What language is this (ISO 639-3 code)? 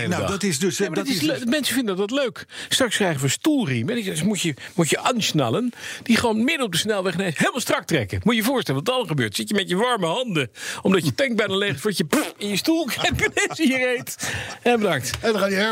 nld